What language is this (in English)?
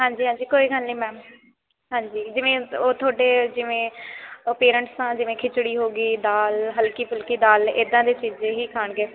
Punjabi